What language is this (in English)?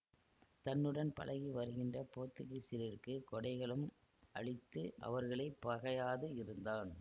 Tamil